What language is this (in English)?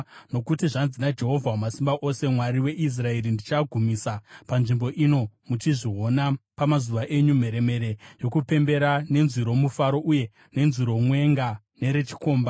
Shona